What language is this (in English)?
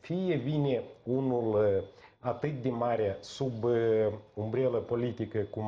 Romanian